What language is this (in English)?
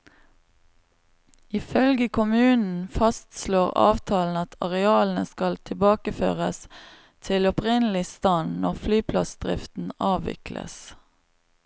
Norwegian